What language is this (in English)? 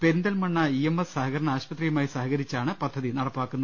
Malayalam